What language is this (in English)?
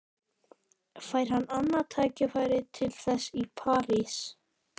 Icelandic